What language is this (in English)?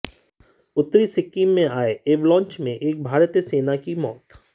Hindi